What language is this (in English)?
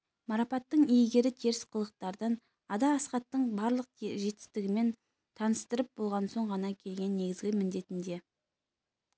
Kazakh